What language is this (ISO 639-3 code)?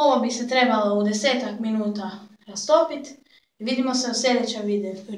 eng